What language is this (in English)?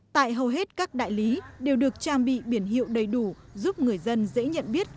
Vietnamese